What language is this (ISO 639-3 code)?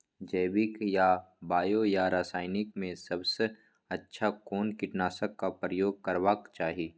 mai